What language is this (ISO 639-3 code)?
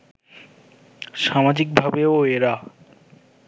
ben